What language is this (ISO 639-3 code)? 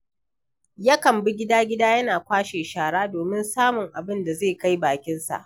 hau